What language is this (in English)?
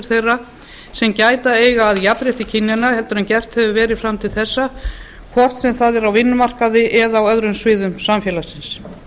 Icelandic